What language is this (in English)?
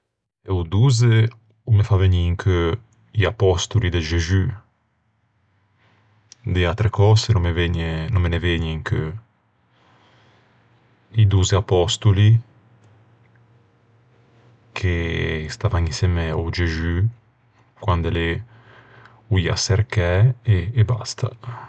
Ligurian